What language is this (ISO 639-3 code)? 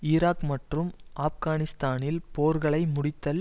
tam